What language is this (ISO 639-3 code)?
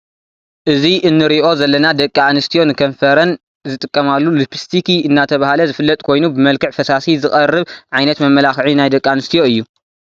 tir